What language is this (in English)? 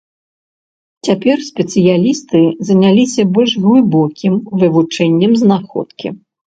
Belarusian